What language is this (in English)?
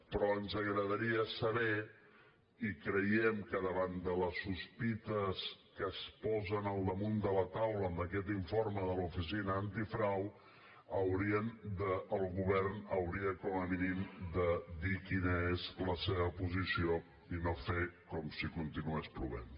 Catalan